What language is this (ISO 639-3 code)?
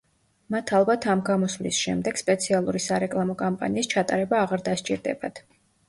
kat